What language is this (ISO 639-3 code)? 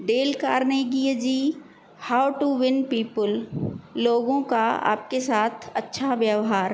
snd